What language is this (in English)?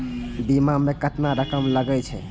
Maithili